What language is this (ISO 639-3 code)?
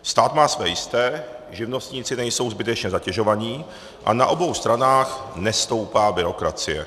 ces